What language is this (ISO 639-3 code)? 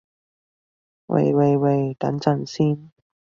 yue